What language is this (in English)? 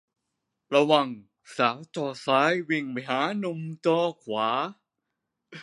Thai